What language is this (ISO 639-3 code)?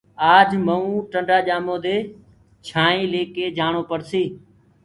ggg